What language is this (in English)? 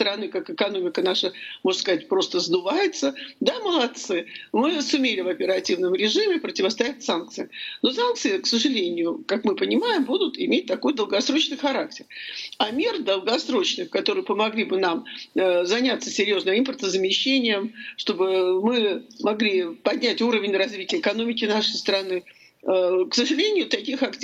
Russian